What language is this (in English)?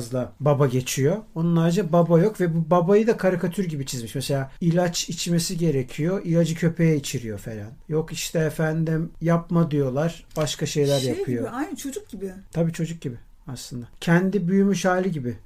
Turkish